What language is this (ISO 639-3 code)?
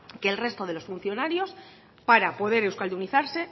spa